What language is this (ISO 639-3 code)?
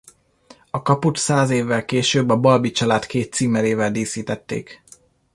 hun